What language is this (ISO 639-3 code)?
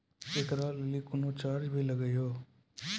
mai